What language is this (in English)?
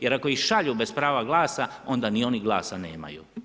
Croatian